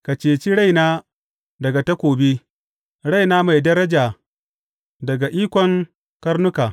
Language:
Hausa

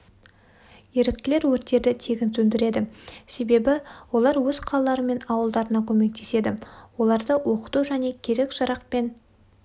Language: Kazakh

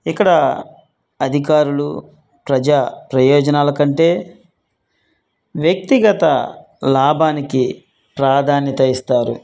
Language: Telugu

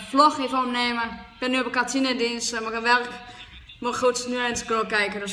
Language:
Dutch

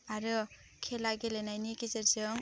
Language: Bodo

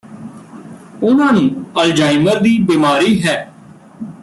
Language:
Punjabi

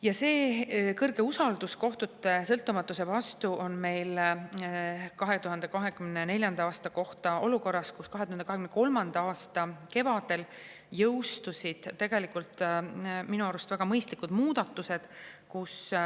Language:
Estonian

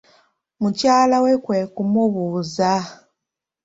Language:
Ganda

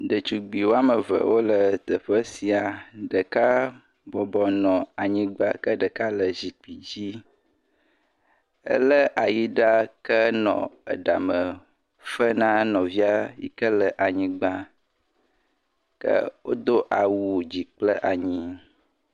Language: Ewe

